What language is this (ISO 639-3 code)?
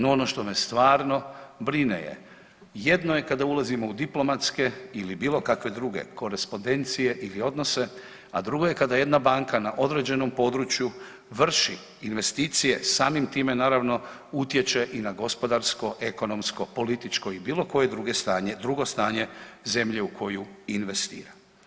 hrv